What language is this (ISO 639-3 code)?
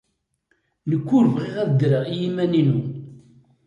kab